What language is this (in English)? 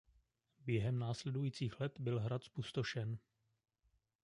Czech